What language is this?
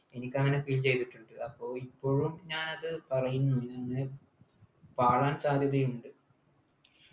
Malayalam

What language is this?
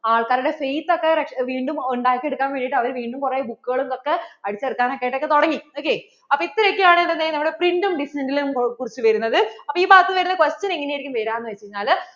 Malayalam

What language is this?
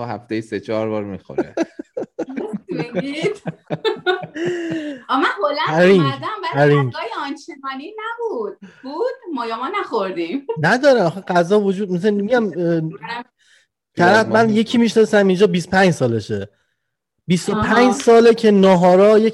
Persian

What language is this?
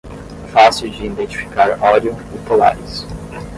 Portuguese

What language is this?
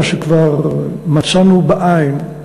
Hebrew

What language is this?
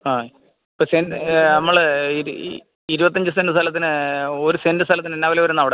Malayalam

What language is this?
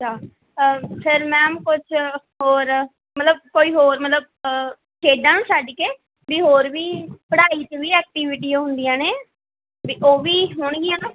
Punjabi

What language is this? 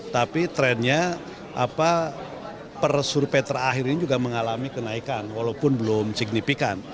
Indonesian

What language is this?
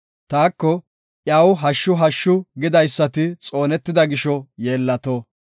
Gofa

